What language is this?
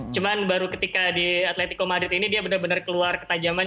Indonesian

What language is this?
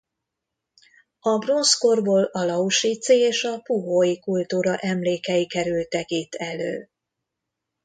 Hungarian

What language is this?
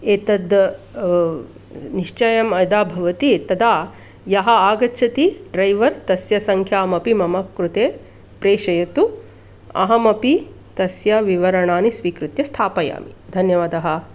Sanskrit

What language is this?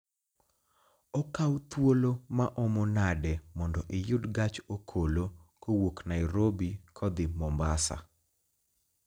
Luo (Kenya and Tanzania)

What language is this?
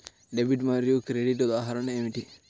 Telugu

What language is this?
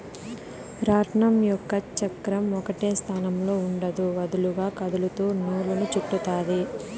Telugu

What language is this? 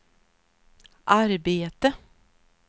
Swedish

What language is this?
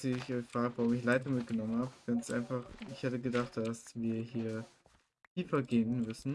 German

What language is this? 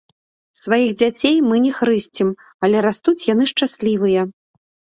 Belarusian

